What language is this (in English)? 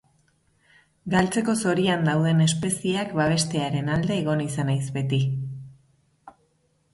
Basque